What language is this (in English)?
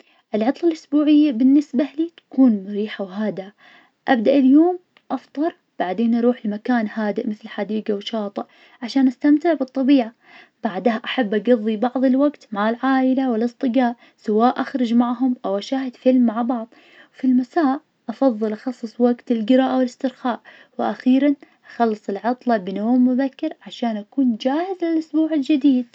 Najdi Arabic